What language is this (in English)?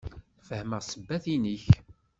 Kabyle